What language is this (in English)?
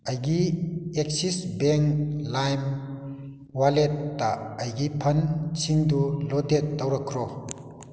Manipuri